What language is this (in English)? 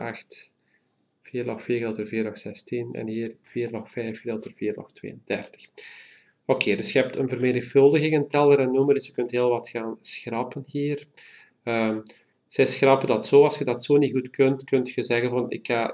Dutch